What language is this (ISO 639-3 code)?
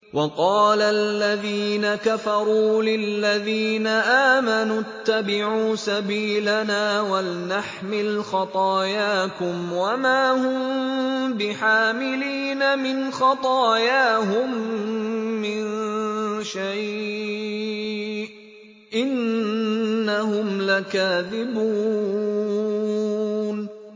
ara